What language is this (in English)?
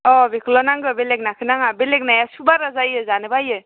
Bodo